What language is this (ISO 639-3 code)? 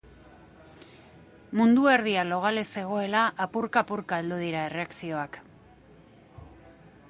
eus